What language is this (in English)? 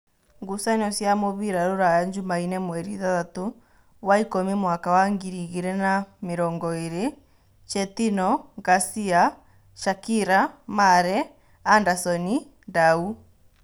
Kikuyu